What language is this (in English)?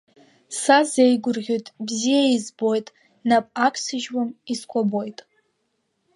Abkhazian